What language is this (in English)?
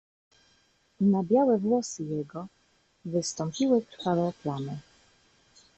Polish